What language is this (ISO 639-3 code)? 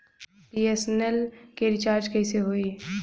bho